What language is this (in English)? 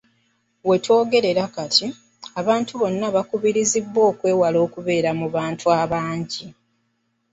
Ganda